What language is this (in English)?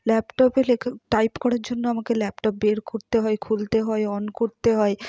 Bangla